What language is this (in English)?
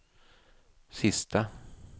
Swedish